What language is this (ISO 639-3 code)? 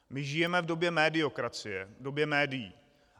ces